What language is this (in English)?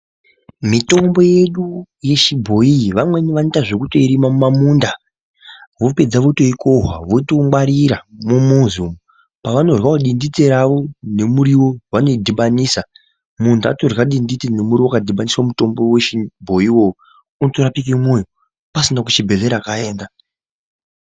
Ndau